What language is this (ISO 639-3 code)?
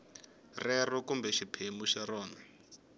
tso